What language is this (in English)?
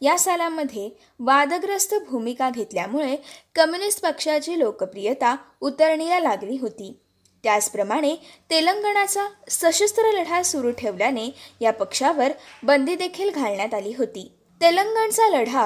Marathi